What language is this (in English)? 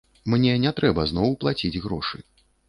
Belarusian